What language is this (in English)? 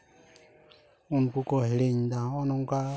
Santali